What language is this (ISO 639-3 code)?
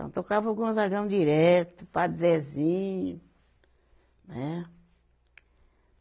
por